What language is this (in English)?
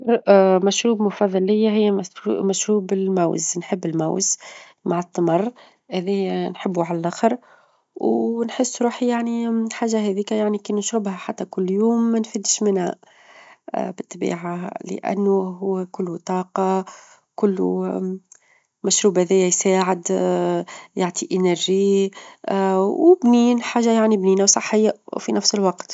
Tunisian Arabic